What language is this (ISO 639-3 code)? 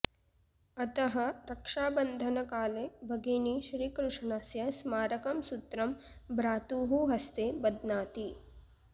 san